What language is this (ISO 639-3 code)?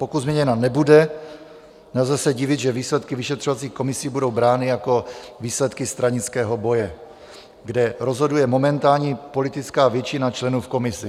ces